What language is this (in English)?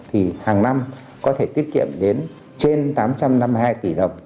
Vietnamese